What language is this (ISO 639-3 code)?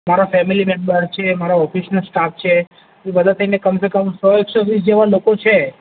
guj